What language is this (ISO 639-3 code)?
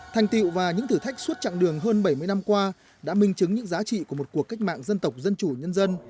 vie